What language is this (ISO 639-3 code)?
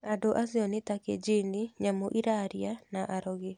kik